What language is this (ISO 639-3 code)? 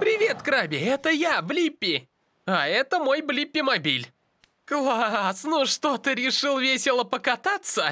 rus